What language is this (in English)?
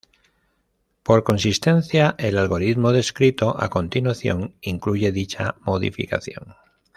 Spanish